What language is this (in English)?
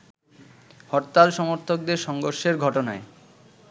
Bangla